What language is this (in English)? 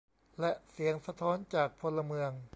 Thai